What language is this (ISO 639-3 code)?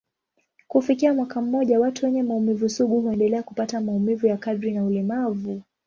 swa